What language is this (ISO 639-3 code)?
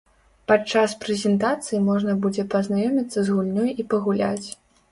bel